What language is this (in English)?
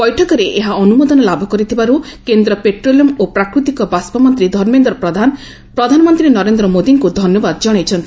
Odia